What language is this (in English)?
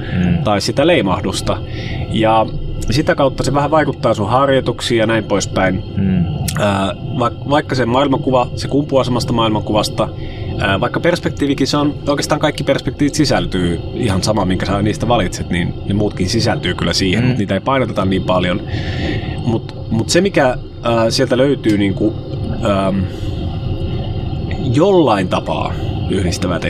Finnish